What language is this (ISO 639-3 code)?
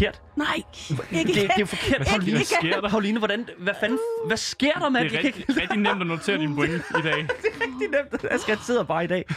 dan